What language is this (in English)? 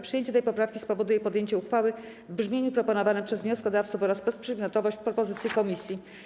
Polish